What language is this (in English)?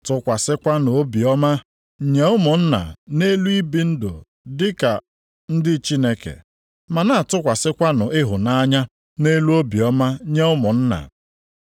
Igbo